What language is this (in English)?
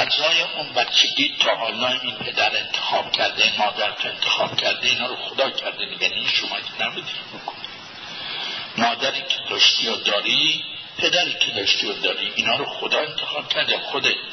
Persian